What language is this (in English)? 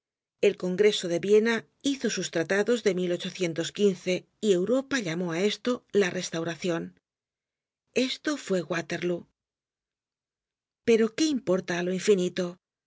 Spanish